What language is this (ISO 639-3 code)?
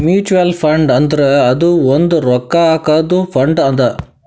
kan